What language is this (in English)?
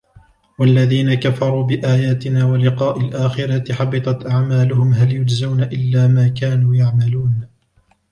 Arabic